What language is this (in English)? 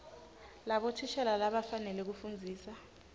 Swati